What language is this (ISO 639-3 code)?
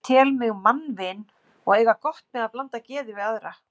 isl